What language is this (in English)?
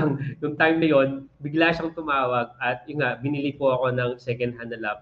Filipino